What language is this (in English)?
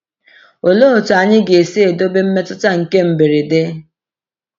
Igbo